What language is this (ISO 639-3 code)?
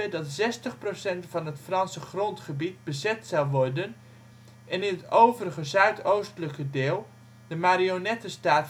nld